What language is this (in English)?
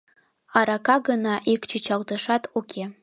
Mari